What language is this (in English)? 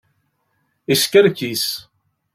Kabyle